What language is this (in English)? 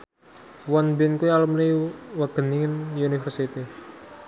Javanese